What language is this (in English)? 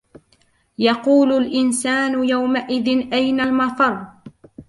Arabic